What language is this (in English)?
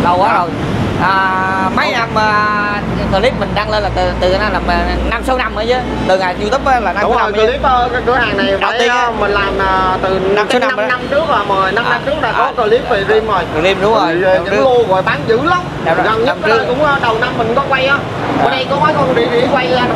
Vietnamese